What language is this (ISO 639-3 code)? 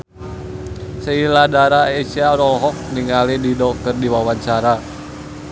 sun